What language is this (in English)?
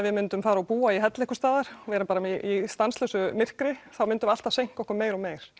Icelandic